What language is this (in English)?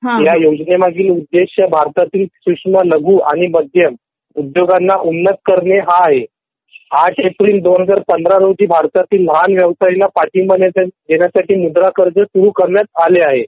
Marathi